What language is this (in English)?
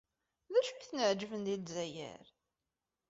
Kabyle